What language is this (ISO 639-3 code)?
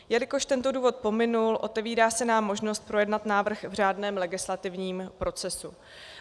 ces